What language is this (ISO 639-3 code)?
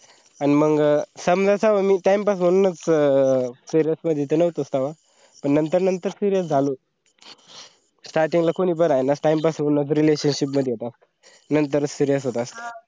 mar